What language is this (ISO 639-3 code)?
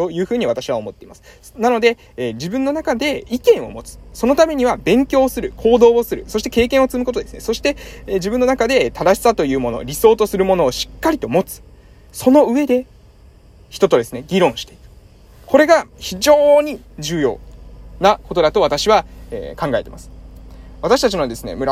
jpn